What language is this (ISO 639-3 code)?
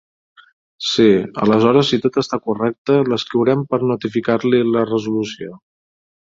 cat